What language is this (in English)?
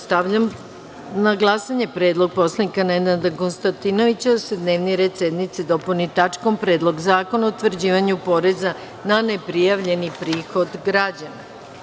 Serbian